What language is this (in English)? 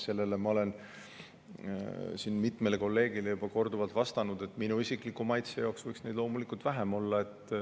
Estonian